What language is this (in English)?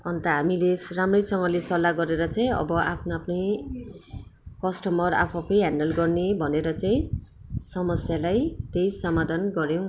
Nepali